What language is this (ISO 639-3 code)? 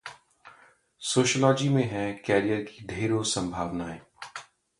hin